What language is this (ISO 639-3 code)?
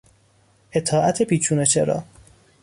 fas